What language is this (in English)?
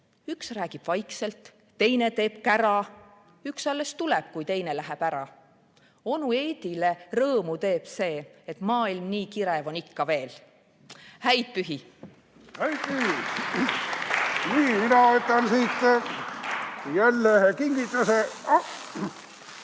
Estonian